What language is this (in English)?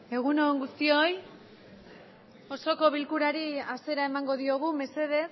Basque